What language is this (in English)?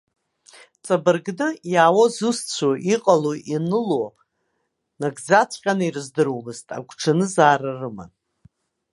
Abkhazian